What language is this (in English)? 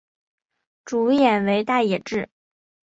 Chinese